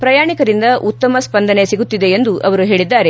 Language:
Kannada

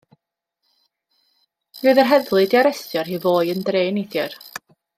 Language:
Welsh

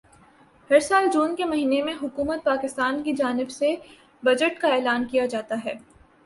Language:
Urdu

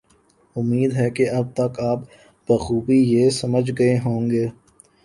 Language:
Urdu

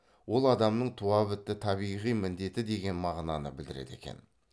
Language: Kazakh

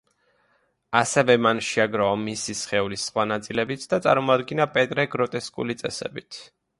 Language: Georgian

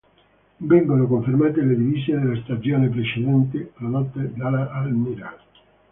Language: Italian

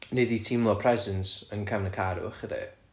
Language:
Welsh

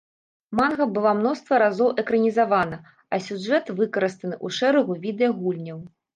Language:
Belarusian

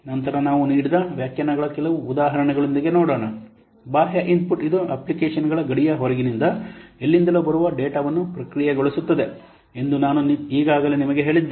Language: Kannada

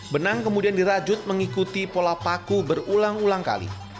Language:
Indonesian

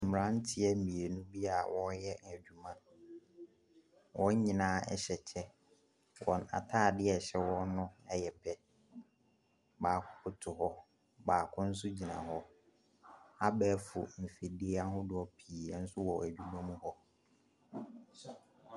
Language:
Akan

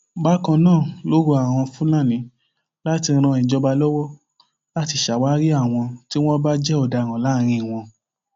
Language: Yoruba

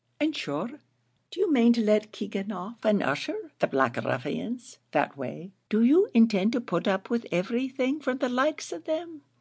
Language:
English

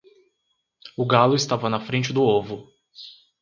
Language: Portuguese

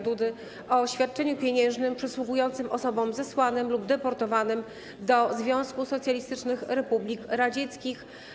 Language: Polish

